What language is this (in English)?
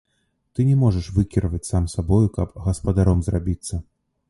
Belarusian